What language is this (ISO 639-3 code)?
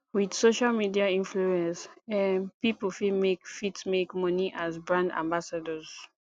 pcm